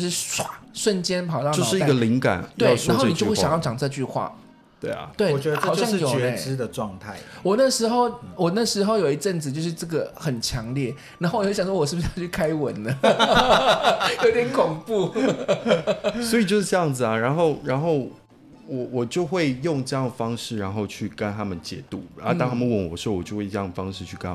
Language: Chinese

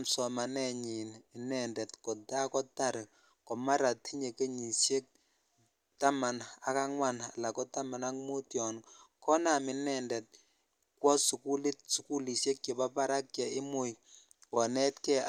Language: Kalenjin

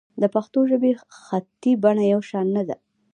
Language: Pashto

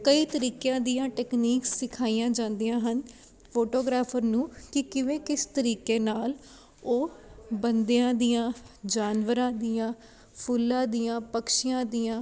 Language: Punjabi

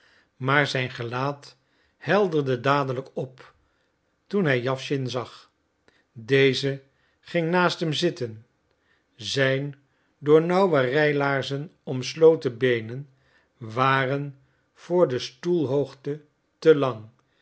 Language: Dutch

